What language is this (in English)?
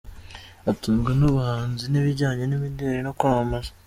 Kinyarwanda